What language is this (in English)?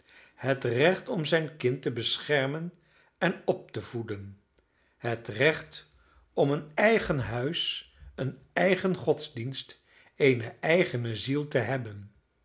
Dutch